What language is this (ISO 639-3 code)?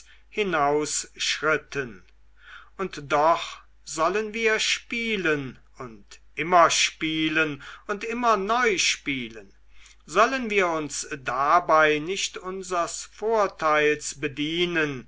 deu